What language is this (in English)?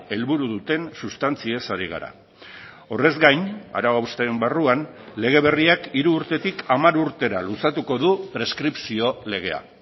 Basque